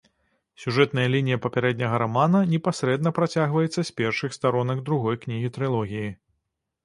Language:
Belarusian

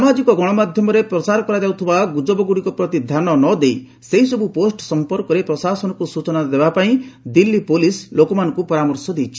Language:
Odia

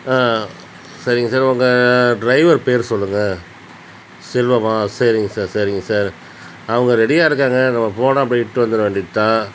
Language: Tamil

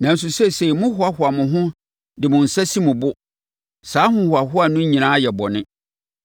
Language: Akan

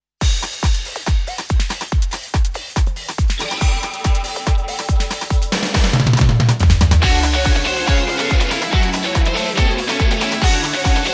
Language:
Korean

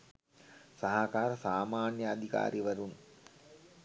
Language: Sinhala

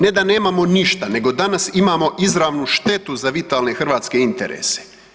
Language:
Croatian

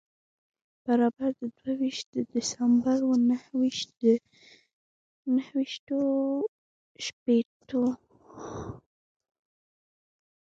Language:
Pashto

